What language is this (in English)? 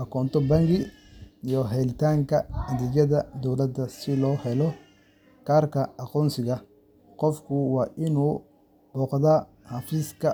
Somali